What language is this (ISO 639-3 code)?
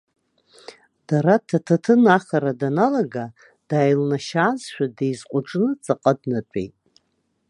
abk